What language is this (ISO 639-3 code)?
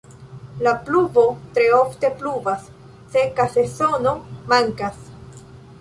epo